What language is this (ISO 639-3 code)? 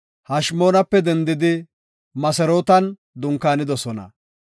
gof